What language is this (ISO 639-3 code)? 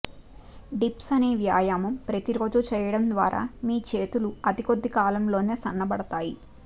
tel